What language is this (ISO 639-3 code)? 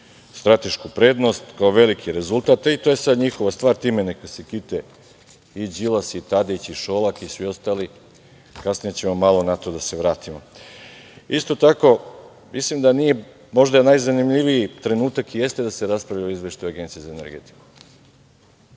srp